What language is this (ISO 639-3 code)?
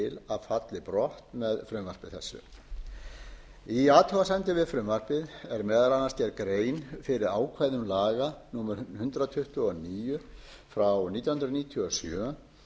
isl